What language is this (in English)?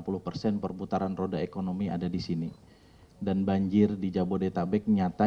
Indonesian